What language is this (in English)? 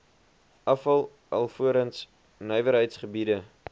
Afrikaans